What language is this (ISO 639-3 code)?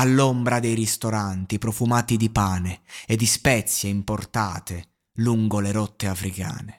ita